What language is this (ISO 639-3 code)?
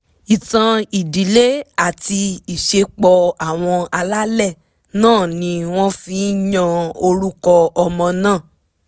yor